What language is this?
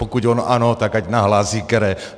Czech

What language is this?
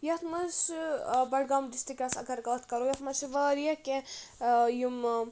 Kashmiri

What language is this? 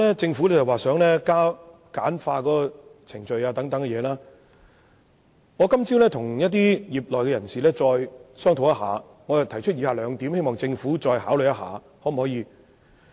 Cantonese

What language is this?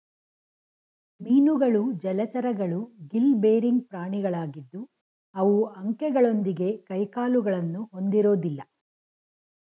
Kannada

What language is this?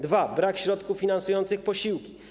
Polish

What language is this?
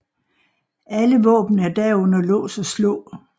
Danish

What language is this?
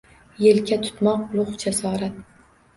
Uzbek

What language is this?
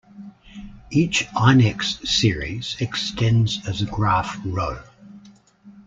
English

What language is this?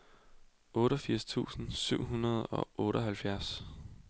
Danish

